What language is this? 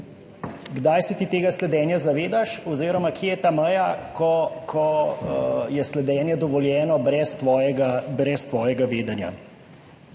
Slovenian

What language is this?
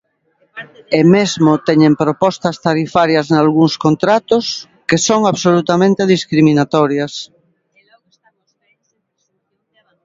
Galician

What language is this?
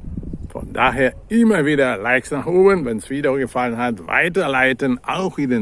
German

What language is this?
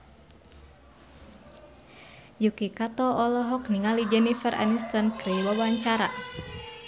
Sundanese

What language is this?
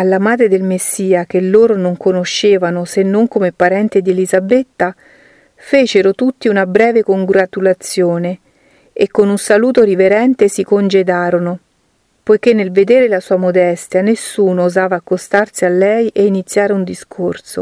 Italian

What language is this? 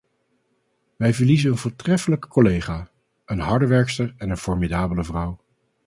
Dutch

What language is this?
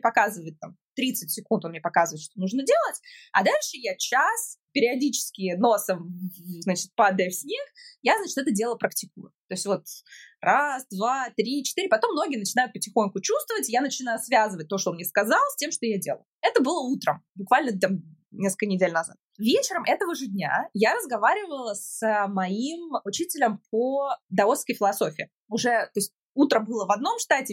Russian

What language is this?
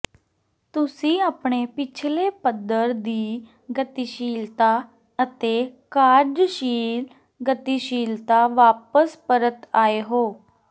Punjabi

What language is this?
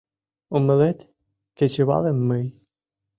Mari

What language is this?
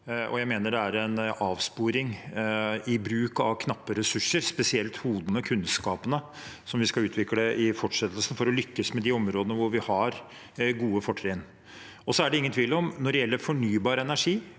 Norwegian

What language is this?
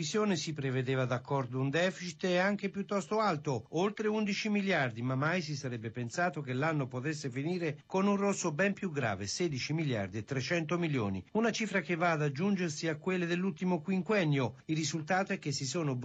Italian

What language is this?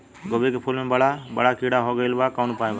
Bhojpuri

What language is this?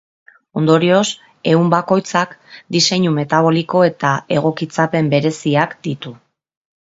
Basque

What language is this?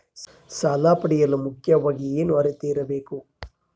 Kannada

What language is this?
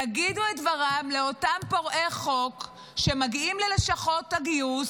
Hebrew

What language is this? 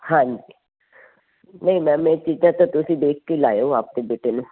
Punjabi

